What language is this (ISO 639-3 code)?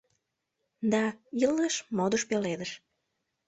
chm